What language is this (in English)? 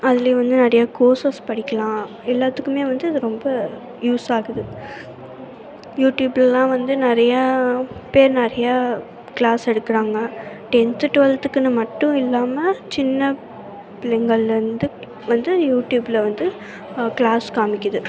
Tamil